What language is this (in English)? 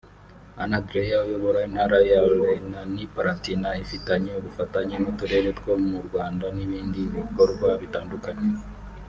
Kinyarwanda